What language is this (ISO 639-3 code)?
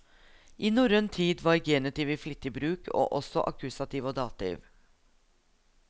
nor